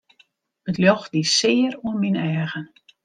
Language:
Western Frisian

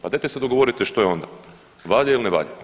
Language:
Croatian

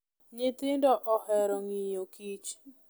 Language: Luo (Kenya and Tanzania)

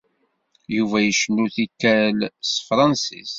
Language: Kabyle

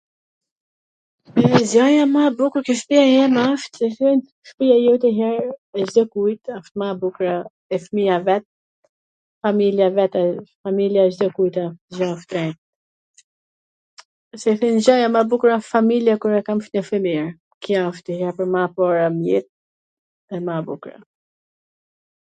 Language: Gheg Albanian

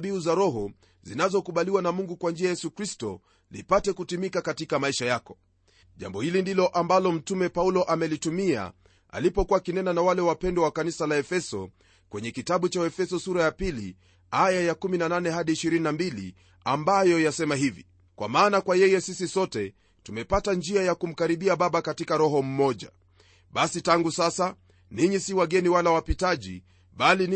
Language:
Swahili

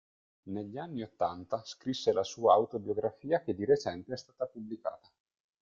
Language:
Italian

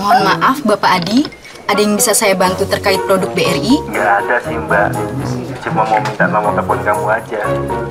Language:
Indonesian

